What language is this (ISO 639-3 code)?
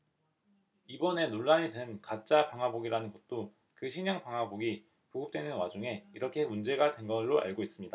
kor